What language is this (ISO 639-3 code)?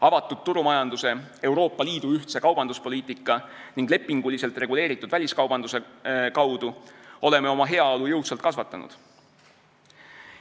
est